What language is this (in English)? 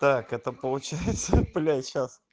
Russian